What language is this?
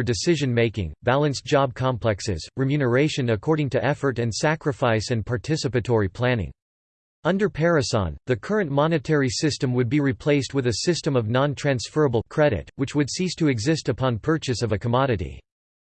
English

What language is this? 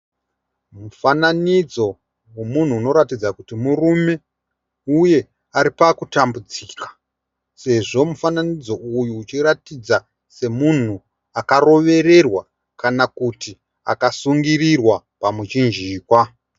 Shona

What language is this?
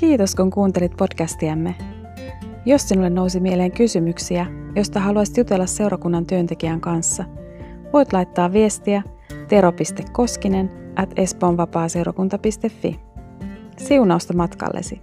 Finnish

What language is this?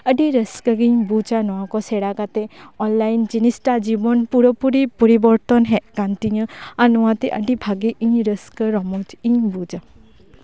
Santali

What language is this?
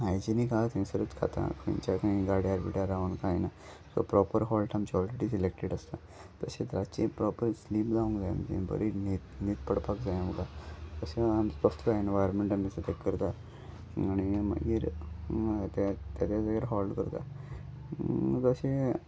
Konkani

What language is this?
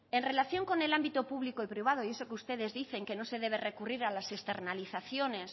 Spanish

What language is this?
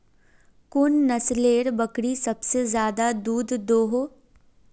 Magahi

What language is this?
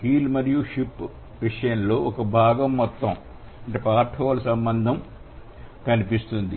Telugu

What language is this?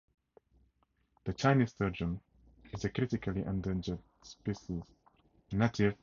English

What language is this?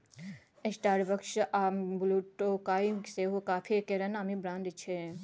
Maithili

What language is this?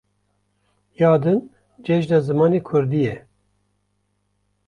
Kurdish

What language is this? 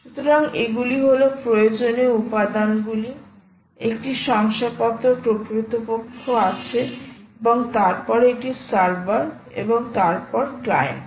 Bangla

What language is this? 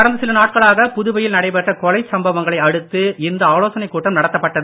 Tamil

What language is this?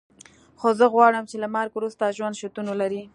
Pashto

